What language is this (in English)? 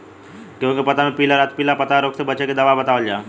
Bhojpuri